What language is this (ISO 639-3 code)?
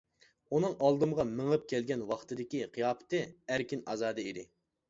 uig